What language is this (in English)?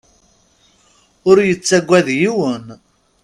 Kabyle